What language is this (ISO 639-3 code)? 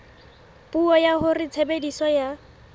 sot